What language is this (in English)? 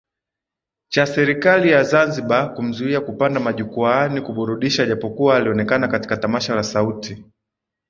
Swahili